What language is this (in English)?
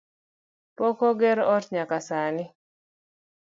Luo (Kenya and Tanzania)